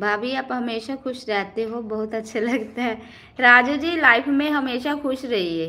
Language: Hindi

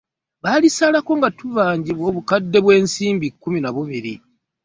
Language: Ganda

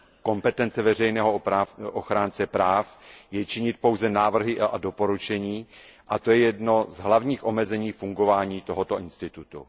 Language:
Czech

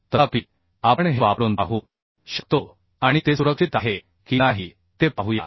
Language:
Marathi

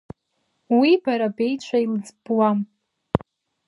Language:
Abkhazian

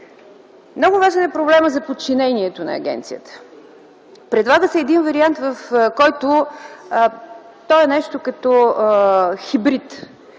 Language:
Bulgarian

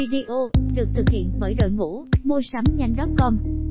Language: Vietnamese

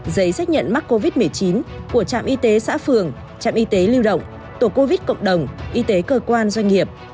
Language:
Vietnamese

